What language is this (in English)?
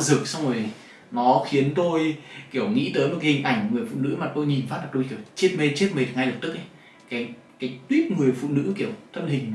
Vietnamese